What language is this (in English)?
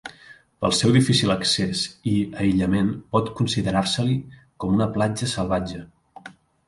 Catalan